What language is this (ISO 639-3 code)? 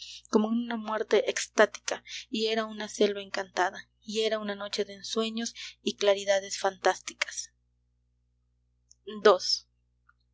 spa